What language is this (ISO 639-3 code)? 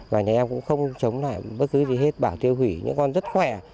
vie